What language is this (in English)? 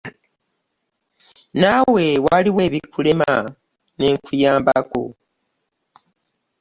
Ganda